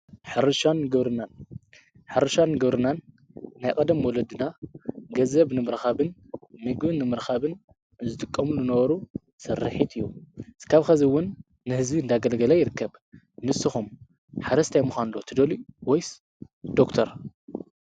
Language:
Tigrinya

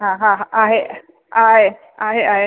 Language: Sindhi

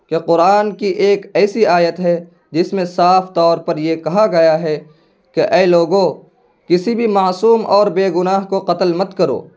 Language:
Urdu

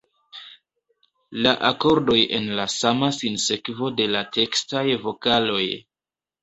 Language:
Esperanto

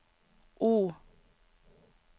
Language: Norwegian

